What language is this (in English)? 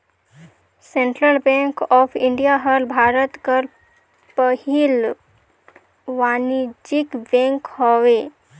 Chhattisgarhi